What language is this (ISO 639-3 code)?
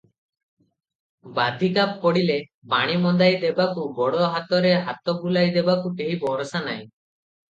ori